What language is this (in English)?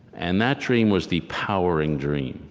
English